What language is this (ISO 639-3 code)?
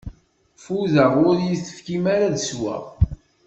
kab